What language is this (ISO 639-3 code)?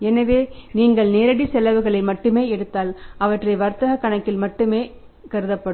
tam